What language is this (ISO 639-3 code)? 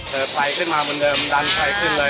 tha